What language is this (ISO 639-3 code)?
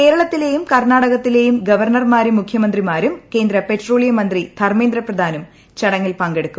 mal